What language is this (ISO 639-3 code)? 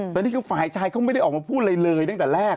tha